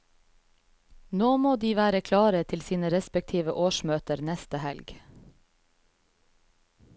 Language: Norwegian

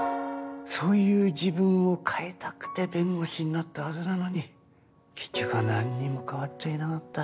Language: Japanese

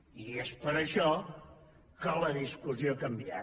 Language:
Catalan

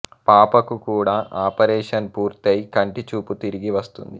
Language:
Telugu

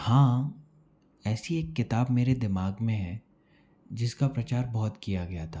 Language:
Hindi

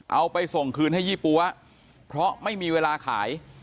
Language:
Thai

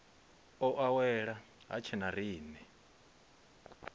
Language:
Venda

